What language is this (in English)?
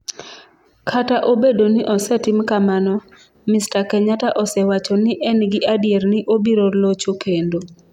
Luo (Kenya and Tanzania)